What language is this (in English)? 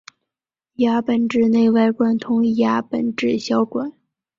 Chinese